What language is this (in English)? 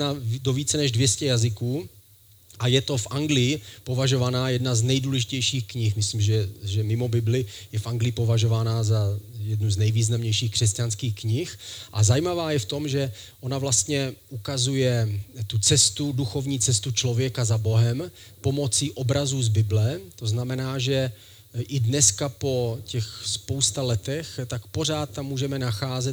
Czech